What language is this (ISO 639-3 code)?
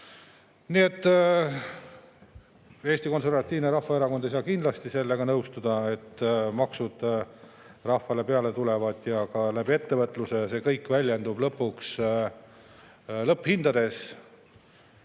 est